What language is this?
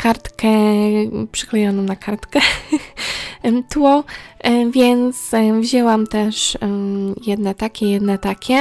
Polish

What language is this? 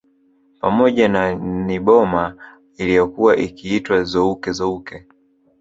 Swahili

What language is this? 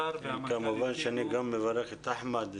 Hebrew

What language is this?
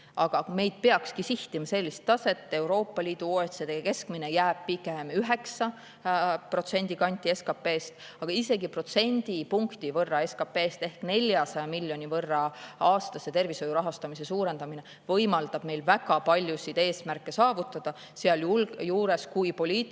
Estonian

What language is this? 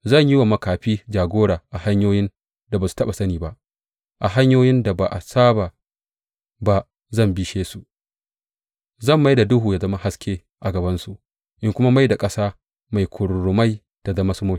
Hausa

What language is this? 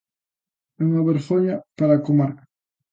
Galician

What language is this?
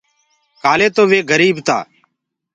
Gurgula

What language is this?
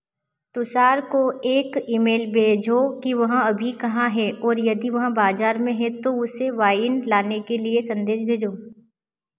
Hindi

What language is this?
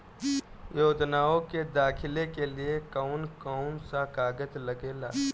Bhojpuri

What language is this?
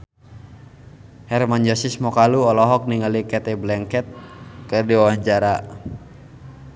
Sundanese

